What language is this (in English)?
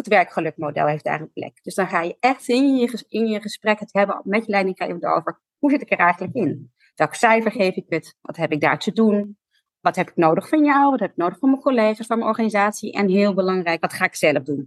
Dutch